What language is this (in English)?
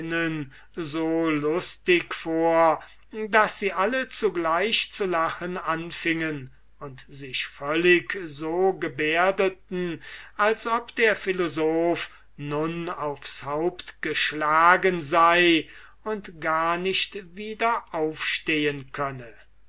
German